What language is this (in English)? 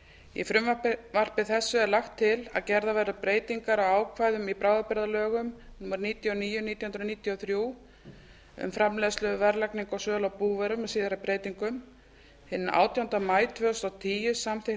Icelandic